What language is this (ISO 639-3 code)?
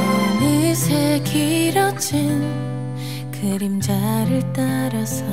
kor